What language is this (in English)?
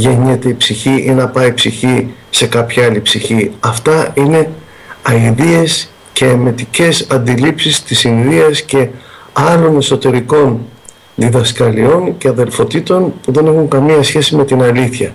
Greek